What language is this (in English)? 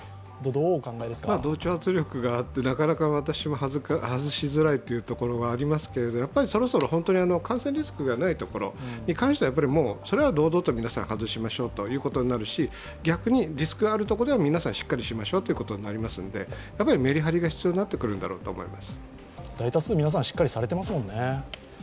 Japanese